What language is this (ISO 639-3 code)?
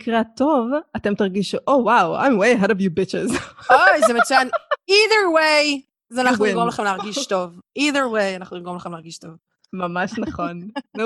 heb